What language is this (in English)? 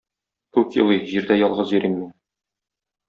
Tatar